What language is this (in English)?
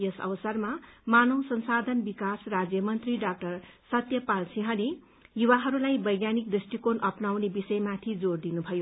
Nepali